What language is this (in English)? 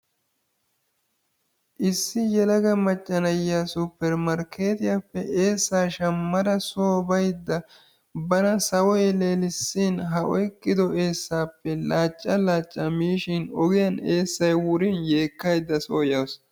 Wolaytta